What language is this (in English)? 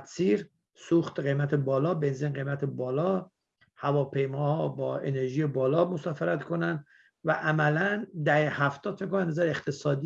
Persian